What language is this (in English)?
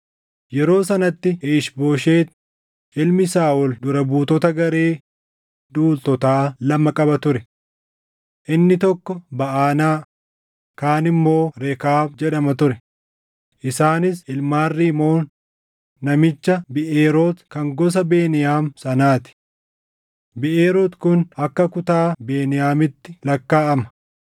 Oromo